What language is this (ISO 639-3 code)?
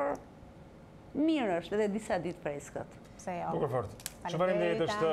ron